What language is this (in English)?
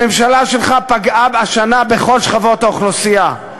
Hebrew